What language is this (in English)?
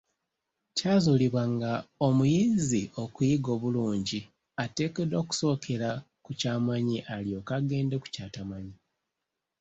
Ganda